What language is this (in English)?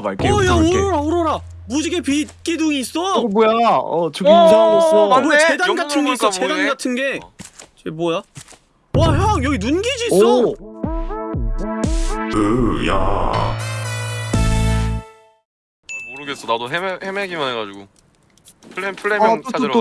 Korean